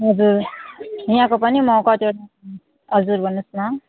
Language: Nepali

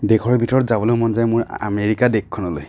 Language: Assamese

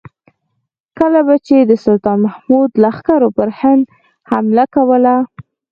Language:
Pashto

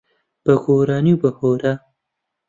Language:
Central Kurdish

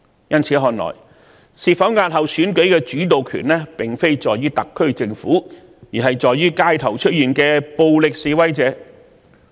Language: Cantonese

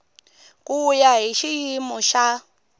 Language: Tsonga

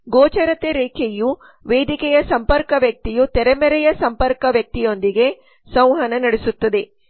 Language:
Kannada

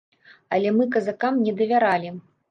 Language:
Belarusian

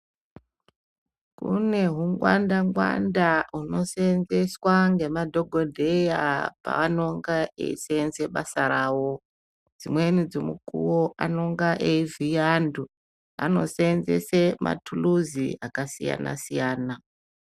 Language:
Ndau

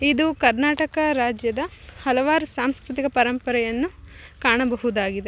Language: Kannada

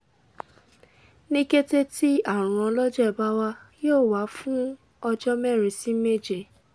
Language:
Yoruba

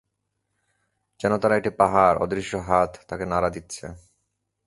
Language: Bangla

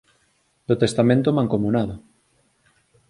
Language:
Galician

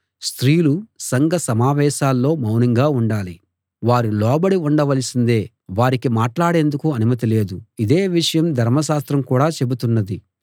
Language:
Telugu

